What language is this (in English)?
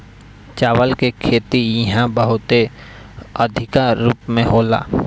Bhojpuri